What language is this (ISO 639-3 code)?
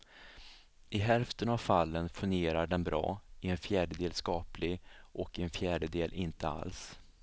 swe